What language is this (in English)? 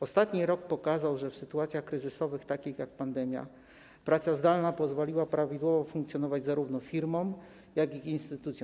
Polish